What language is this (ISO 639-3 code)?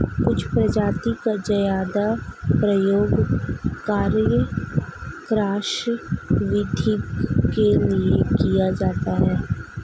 hin